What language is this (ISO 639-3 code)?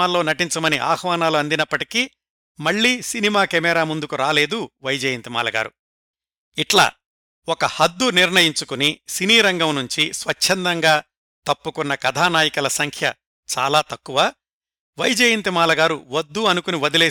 tel